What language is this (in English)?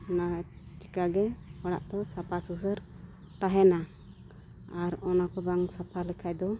Santali